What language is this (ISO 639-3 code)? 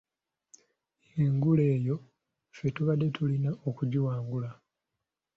lug